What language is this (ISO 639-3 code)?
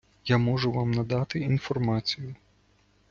ukr